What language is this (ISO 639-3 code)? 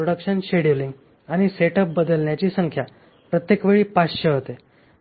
mar